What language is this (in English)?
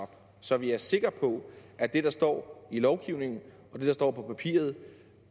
Danish